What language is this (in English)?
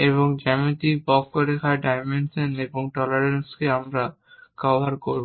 Bangla